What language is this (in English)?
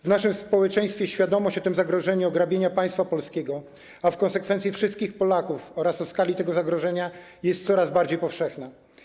Polish